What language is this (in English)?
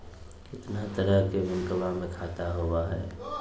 Magahi